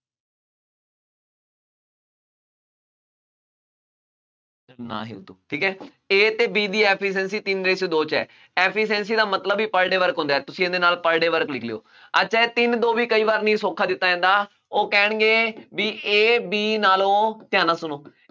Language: Punjabi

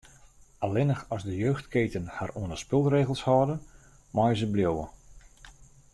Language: Western Frisian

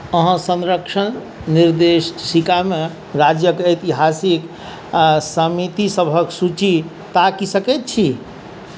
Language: Maithili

